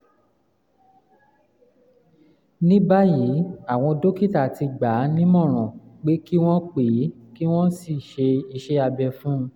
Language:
Yoruba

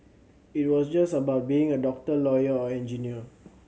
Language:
English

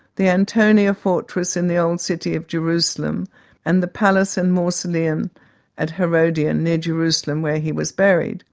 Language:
English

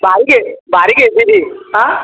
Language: Marathi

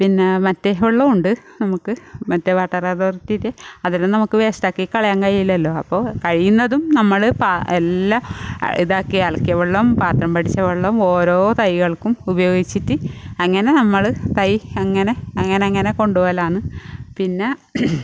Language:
Malayalam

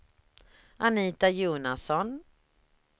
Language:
Swedish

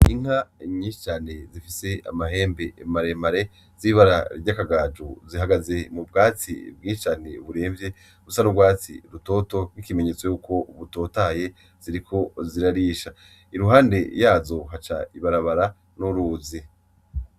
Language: Rundi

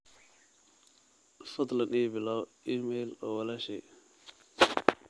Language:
Somali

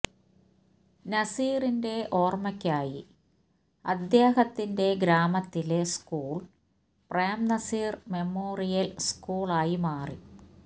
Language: Malayalam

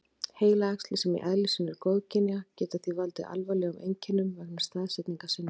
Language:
Icelandic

